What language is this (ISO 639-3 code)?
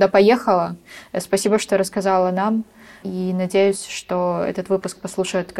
rus